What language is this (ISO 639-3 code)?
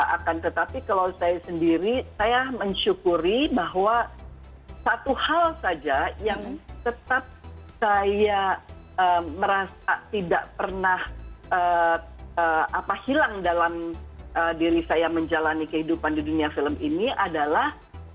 ind